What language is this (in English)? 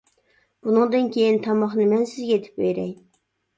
Uyghur